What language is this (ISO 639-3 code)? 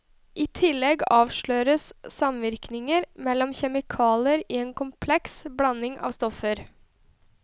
nor